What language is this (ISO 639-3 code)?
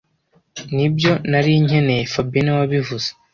kin